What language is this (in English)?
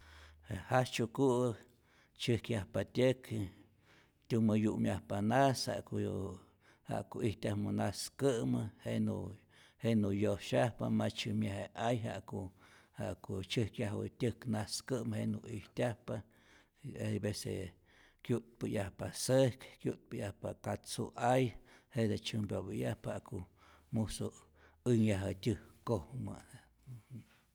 Rayón Zoque